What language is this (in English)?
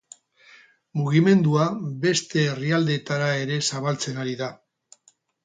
Basque